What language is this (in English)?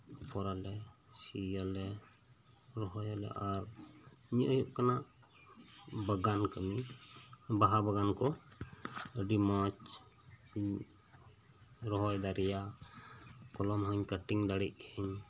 Santali